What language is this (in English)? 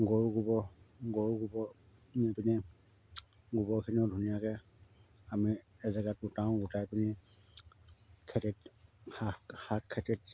Assamese